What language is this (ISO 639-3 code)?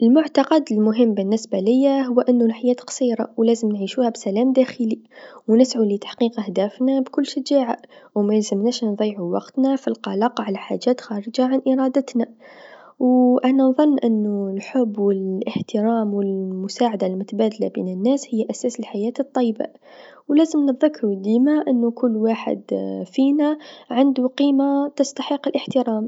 aeb